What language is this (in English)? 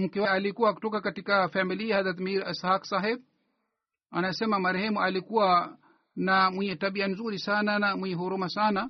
Swahili